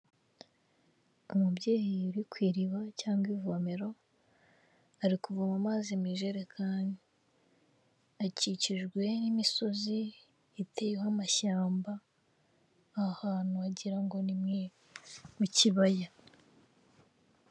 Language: Kinyarwanda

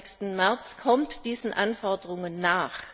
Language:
German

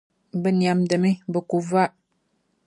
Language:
Dagbani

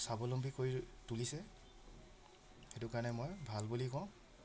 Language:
Assamese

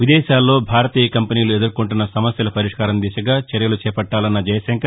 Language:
Telugu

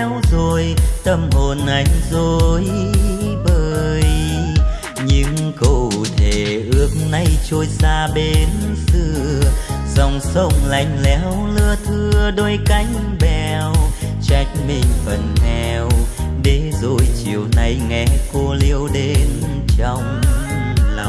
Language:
Vietnamese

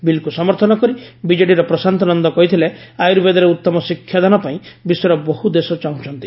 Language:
Odia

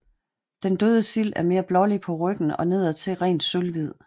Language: Danish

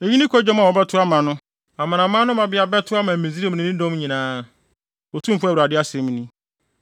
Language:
Akan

